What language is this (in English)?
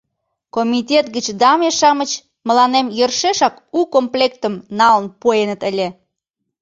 Mari